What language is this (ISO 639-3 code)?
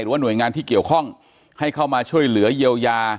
tha